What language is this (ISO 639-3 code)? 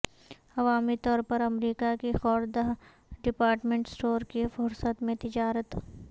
urd